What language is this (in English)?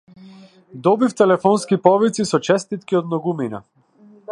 Macedonian